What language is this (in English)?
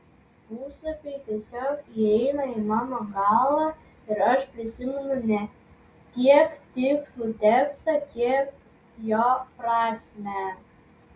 Lithuanian